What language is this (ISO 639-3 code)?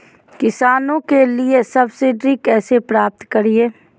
mag